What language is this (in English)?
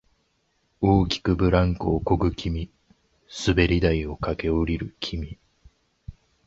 Japanese